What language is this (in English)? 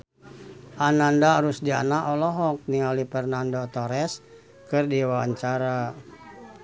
Sundanese